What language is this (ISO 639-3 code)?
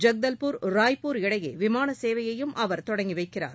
tam